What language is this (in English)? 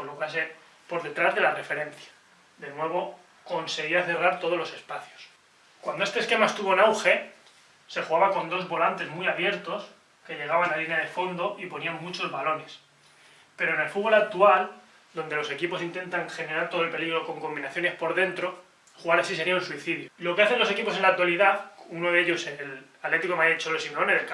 Spanish